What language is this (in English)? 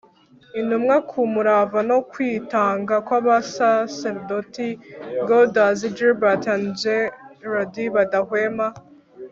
Kinyarwanda